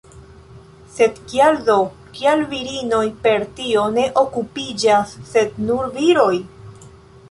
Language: Esperanto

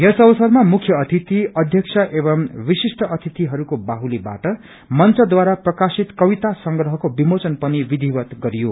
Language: Nepali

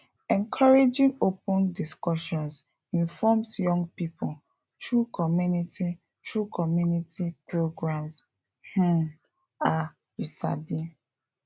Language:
Nigerian Pidgin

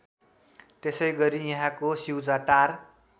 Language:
Nepali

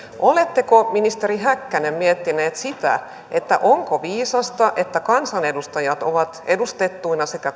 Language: Finnish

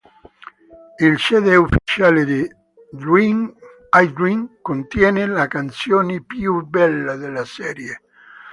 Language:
Italian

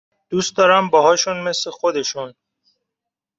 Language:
Persian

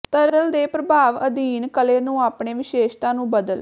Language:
Punjabi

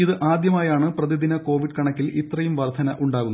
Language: Malayalam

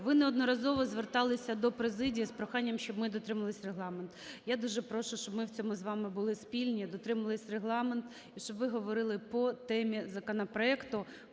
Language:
Ukrainian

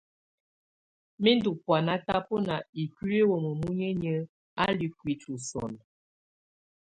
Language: Tunen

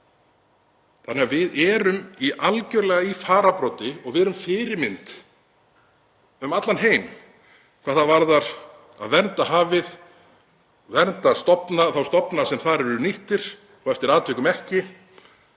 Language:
Icelandic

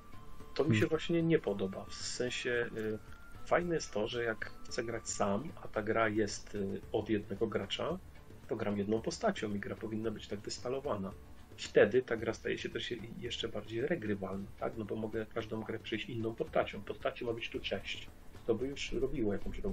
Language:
Polish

